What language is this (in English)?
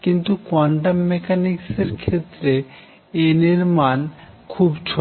Bangla